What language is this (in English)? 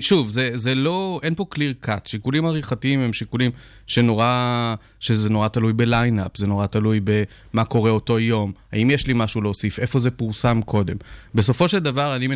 Hebrew